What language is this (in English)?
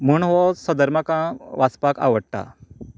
Konkani